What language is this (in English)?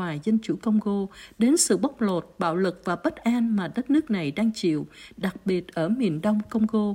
Vietnamese